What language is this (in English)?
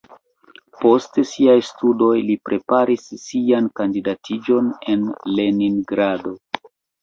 Esperanto